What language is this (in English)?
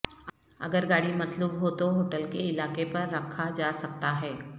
Urdu